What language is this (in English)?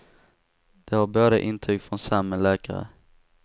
Swedish